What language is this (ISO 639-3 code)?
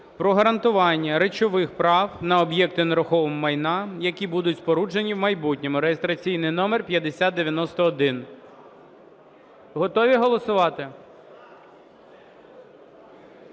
ukr